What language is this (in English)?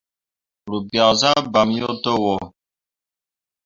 Mundang